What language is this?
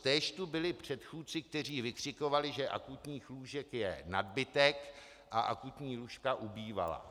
Czech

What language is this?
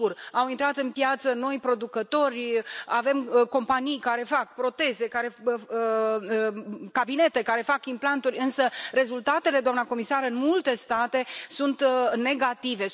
Romanian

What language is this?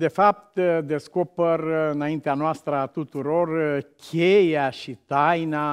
Romanian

